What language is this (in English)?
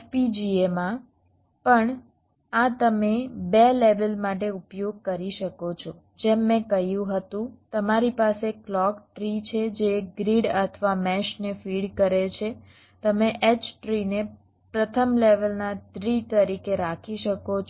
Gujarati